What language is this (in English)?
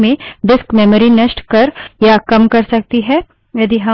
Hindi